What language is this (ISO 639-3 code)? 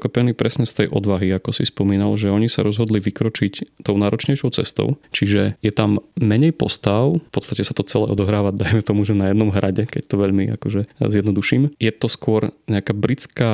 slk